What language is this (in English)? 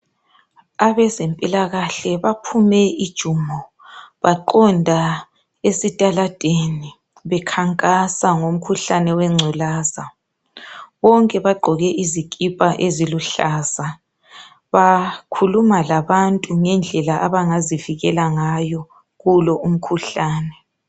North Ndebele